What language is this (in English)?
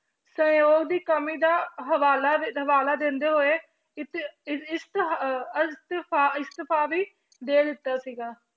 Punjabi